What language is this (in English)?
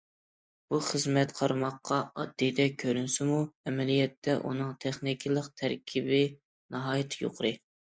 Uyghur